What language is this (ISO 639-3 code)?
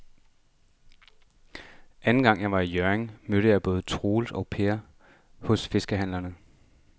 dan